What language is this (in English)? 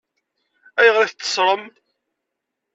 Kabyle